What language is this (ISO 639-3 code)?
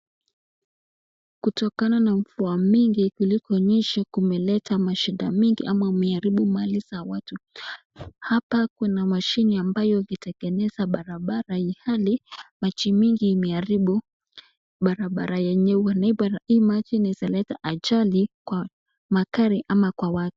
swa